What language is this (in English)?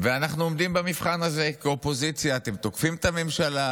Hebrew